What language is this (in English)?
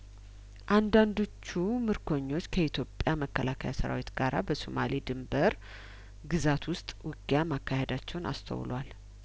Amharic